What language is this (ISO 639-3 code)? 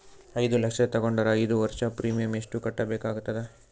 kan